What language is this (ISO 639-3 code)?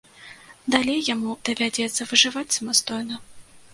bel